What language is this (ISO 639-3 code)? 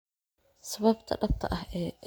som